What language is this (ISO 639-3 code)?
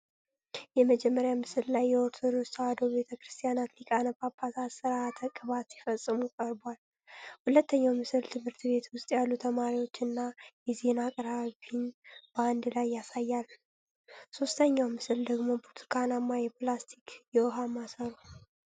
amh